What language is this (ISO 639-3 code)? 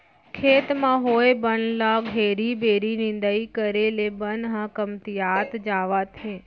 hne